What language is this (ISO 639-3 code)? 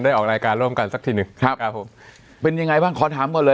tha